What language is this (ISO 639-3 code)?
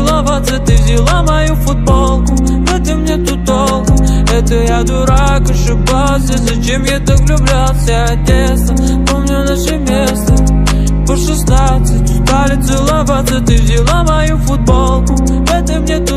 nld